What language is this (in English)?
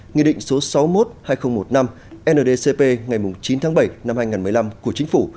Vietnamese